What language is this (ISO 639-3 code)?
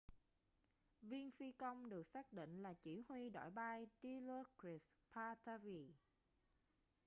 vie